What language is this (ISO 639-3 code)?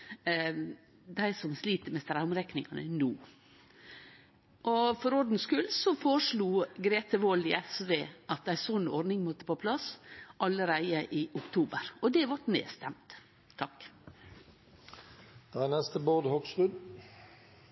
nno